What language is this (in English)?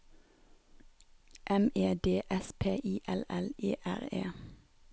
Norwegian